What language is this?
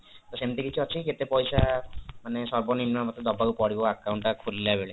Odia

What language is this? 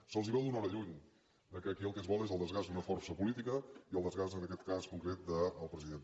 Catalan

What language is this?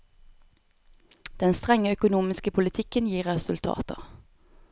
Norwegian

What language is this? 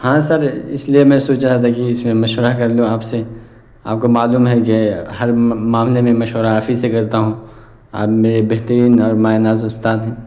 Urdu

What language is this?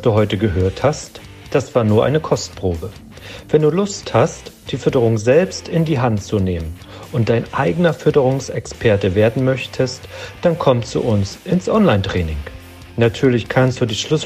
German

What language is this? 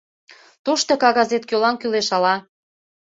Mari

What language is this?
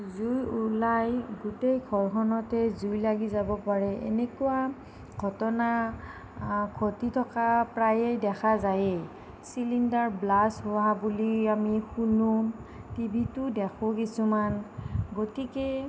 Assamese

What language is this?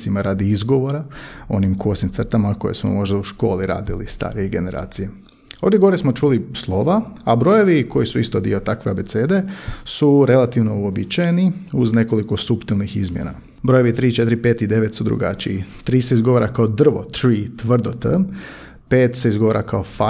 Croatian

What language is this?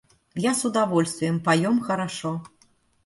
Russian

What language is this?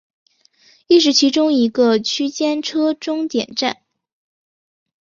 Chinese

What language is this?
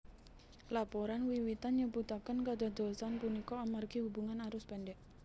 Javanese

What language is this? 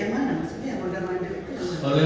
Indonesian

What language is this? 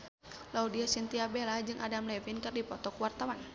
Sundanese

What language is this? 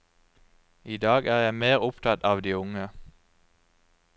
Norwegian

